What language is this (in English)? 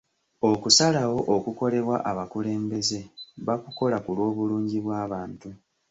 Ganda